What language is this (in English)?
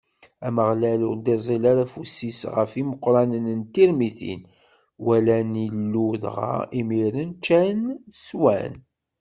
Kabyle